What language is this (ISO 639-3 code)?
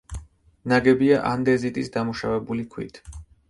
kat